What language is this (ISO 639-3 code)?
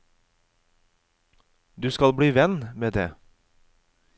nor